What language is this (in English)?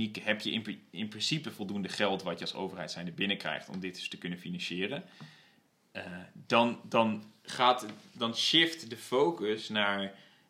Dutch